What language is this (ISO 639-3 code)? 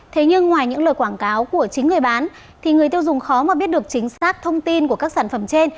vie